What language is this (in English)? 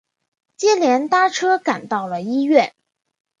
Chinese